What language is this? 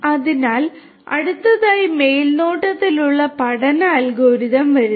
Malayalam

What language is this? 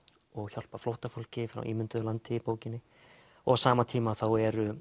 Icelandic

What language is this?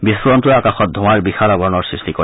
Assamese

